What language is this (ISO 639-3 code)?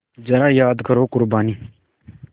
hin